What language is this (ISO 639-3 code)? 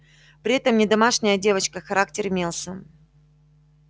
rus